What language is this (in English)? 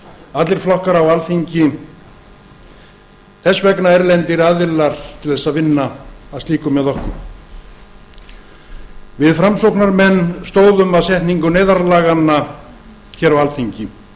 Icelandic